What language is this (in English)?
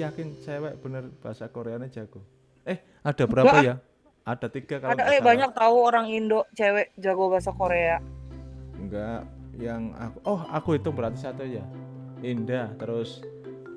Indonesian